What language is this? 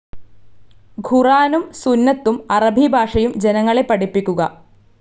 Malayalam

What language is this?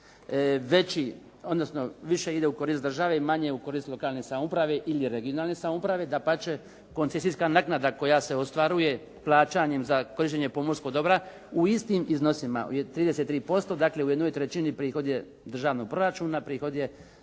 Croatian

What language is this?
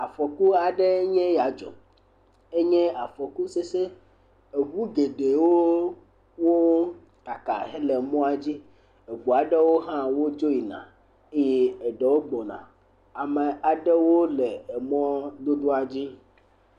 Ewe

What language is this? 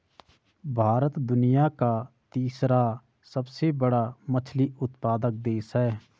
Hindi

